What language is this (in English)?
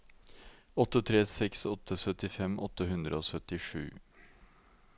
Norwegian